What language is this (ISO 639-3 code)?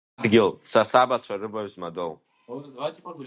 abk